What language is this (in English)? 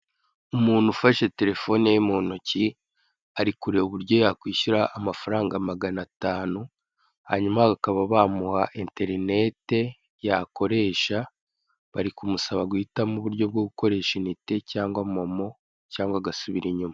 Kinyarwanda